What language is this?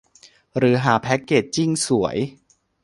Thai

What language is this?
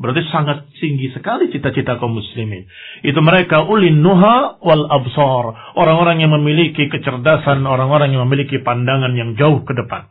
Indonesian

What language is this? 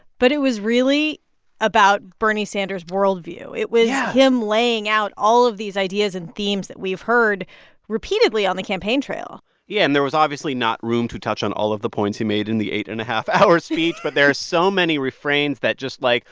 English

